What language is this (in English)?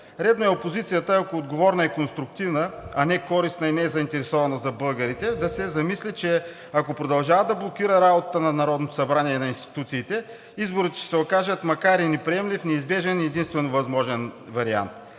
Bulgarian